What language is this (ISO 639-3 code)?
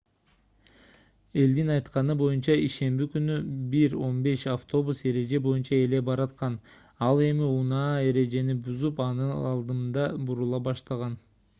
kir